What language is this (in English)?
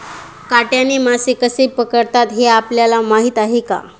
Marathi